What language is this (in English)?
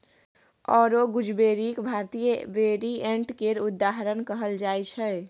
Maithili